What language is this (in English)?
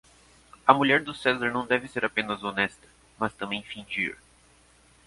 Portuguese